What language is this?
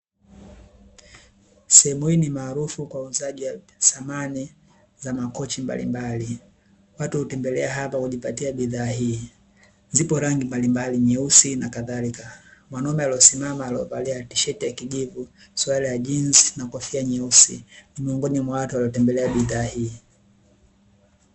Swahili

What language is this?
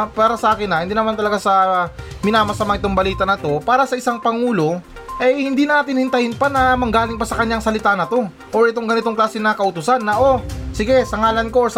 Filipino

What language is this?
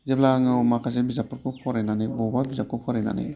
Bodo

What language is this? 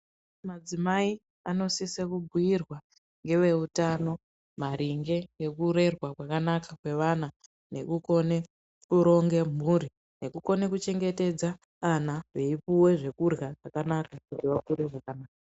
Ndau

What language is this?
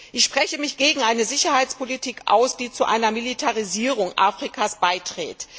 German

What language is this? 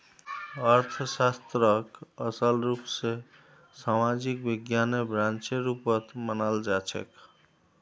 Magahi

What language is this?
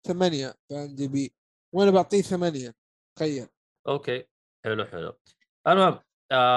Arabic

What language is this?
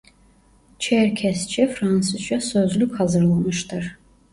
Turkish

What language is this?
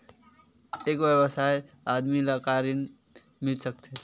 Chhattisgarhi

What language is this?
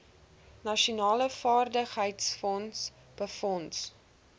Afrikaans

